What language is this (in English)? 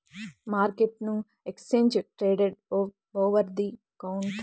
Telugu